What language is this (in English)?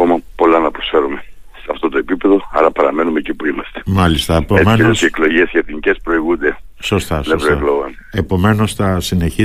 Greek